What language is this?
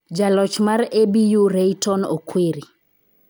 Luo (Kenya and Tanzania)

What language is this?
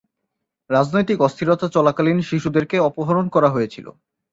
Bangla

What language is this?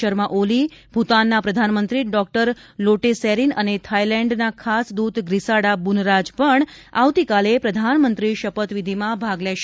Gujarati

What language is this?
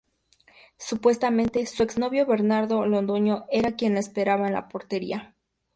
Spanish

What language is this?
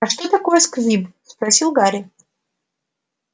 Russian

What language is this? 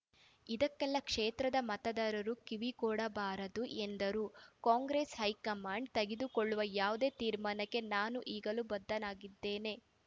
Kannada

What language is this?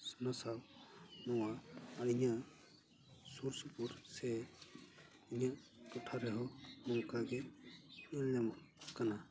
Santali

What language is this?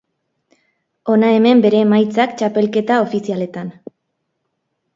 Basque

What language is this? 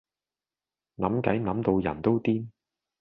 Cantonese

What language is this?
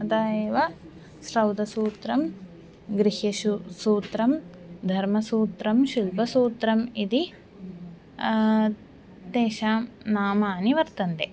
Sanskrit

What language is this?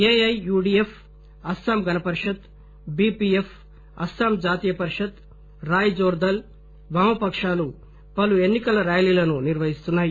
Telugu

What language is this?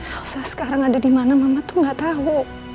Indonesian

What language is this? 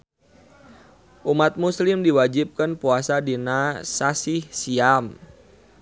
Sundanese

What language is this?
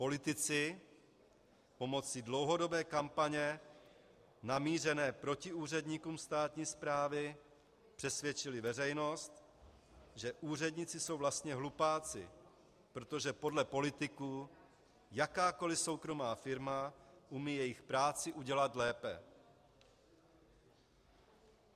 Czech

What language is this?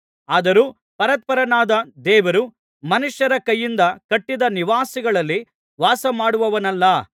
Kannada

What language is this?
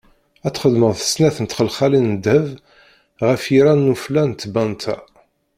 Kabyle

